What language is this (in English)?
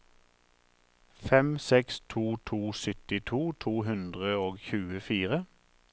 Norwegian